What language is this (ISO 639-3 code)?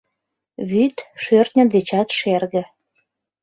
chm